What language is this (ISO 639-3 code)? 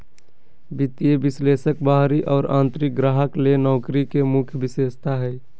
mag